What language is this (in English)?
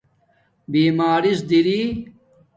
Domaaki